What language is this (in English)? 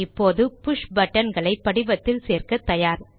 Tamil